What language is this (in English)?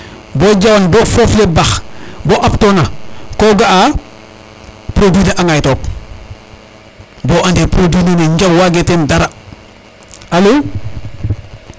Serer